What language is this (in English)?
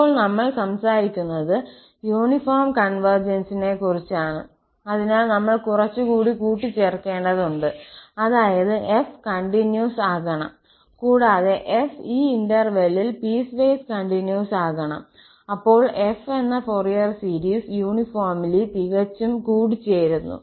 Malayalam